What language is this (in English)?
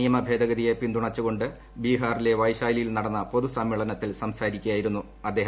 Malayalam